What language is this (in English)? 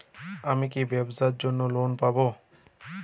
Bangla